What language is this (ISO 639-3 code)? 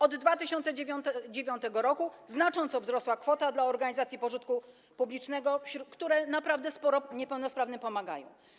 pol